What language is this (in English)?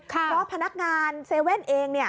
Thai